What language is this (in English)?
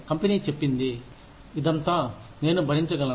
Telugu